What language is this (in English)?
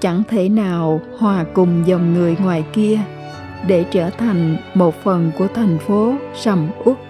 Vietnamese